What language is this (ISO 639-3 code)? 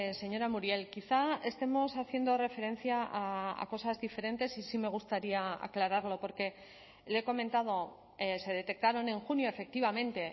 spa